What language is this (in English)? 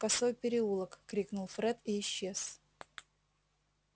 Russian